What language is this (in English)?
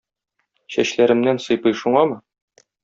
Tatar